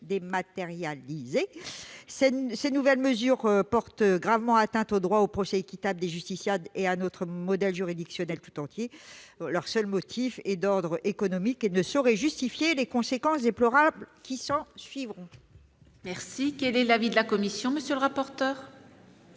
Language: French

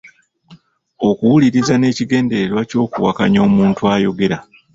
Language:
Ganda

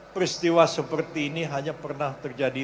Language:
Indonesian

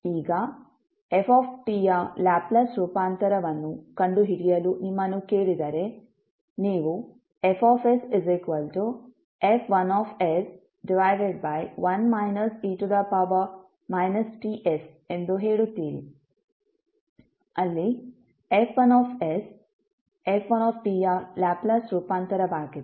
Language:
Kannada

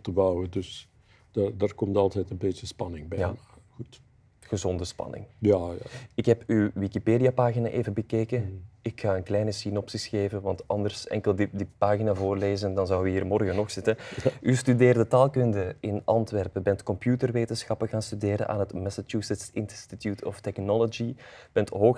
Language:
Dutch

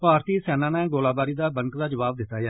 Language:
Dogri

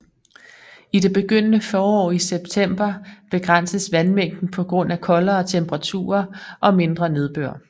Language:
Danish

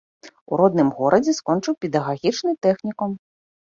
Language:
Belarusian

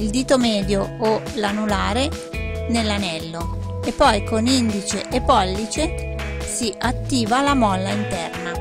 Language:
Italian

